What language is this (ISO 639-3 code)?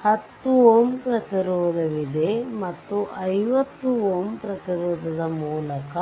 kan